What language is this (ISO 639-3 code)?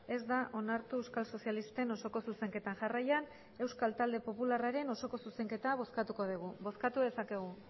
eus